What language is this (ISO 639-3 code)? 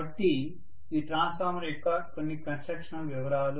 tel